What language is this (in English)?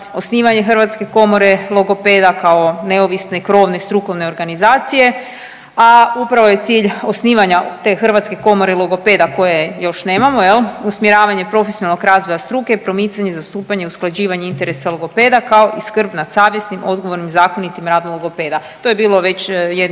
Croatian